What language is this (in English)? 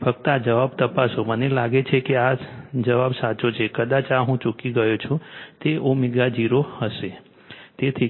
Gujarati